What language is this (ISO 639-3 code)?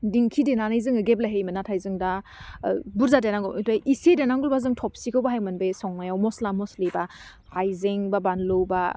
brx